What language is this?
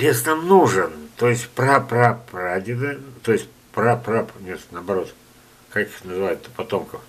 Russian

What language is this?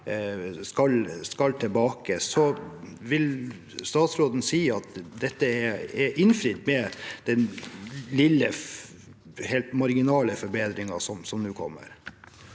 Norwegian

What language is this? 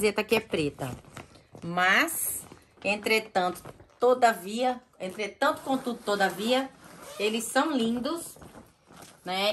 Portuguese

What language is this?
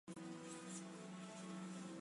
Chinese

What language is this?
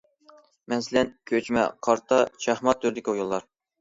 Uyghur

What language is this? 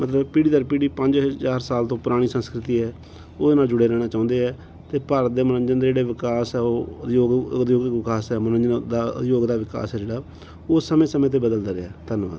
Punjabi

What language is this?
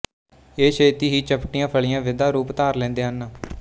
Punjabi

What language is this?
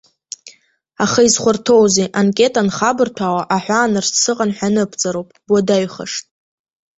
Abkhazian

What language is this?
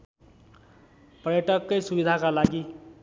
Nepali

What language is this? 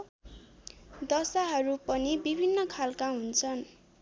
Nepali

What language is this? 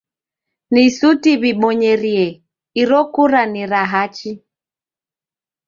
Taita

